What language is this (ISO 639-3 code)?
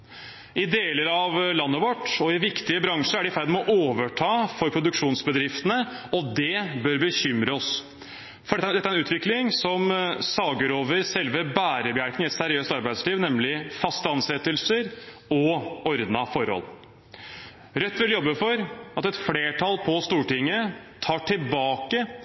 nob